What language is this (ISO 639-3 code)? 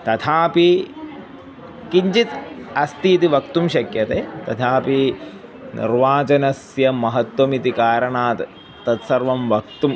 san